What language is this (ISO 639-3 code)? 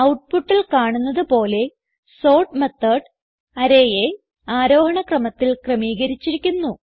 mal